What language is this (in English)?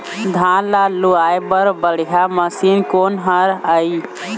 Chhattisgarhi